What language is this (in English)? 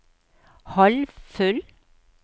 Norwegian